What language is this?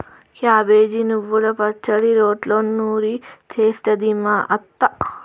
Telugu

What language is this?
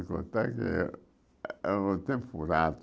Portuguese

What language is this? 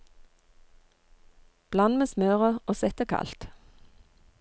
Norwegian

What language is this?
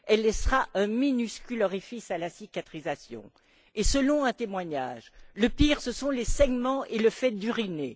French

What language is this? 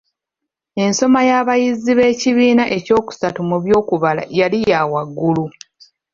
Ganda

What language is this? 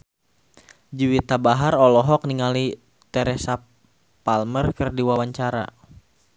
Sundanese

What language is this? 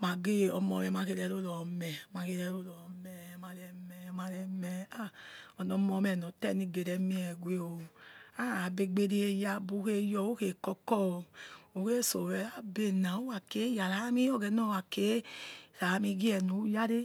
Yekhee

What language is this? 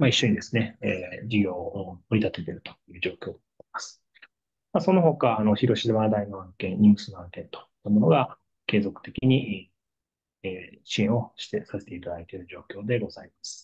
Japanese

